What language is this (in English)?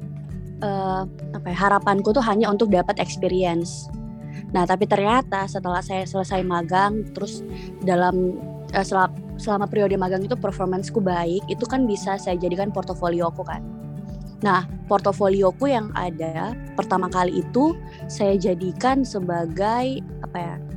Indonesian